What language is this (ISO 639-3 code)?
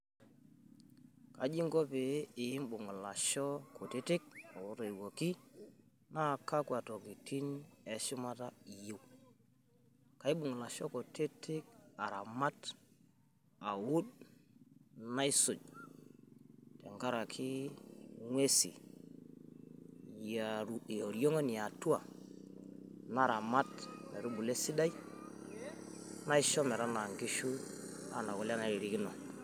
mas